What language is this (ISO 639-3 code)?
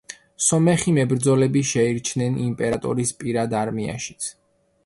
kat